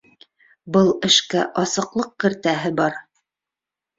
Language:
Bashkir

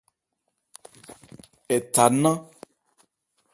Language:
Ebrié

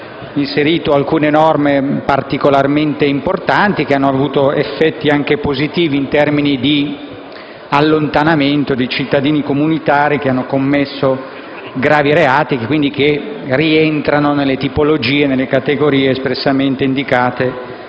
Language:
Italian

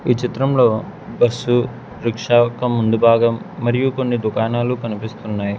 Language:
Telugu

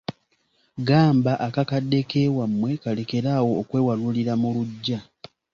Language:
Ganda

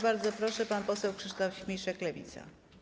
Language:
Polish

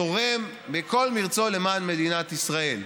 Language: Hebrew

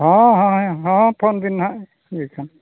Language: Santali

